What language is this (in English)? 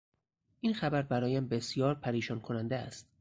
Persian